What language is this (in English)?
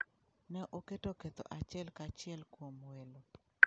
Luo (Kenya and Tanzania)